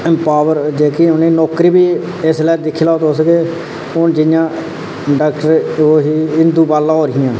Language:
Dogri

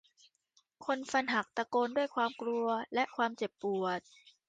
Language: Thai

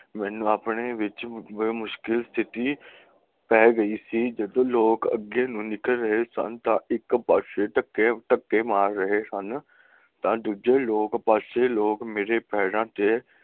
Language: Punjabi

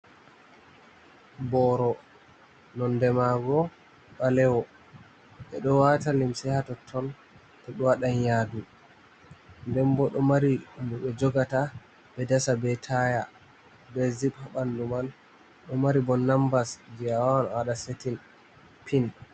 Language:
Fula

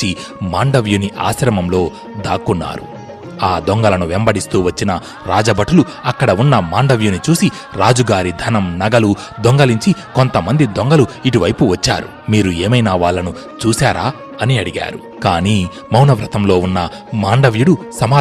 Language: Telugu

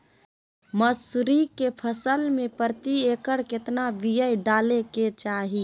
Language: Magahi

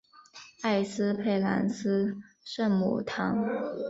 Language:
Chinese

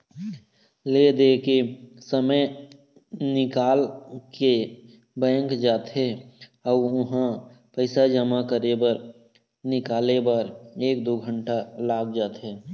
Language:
Chhattisgarhi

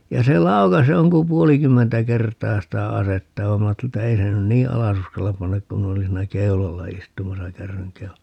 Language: Finnish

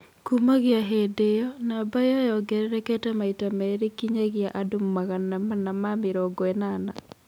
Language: Kikuyu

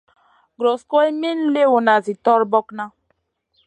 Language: Masana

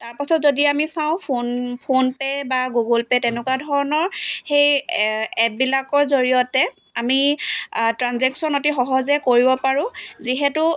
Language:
Assamese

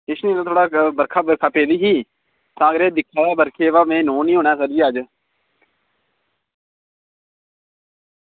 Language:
Dogri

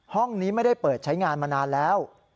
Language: Thai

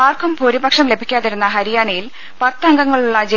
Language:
Malayalam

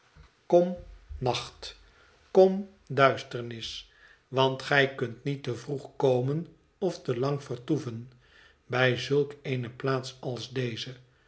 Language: Dutch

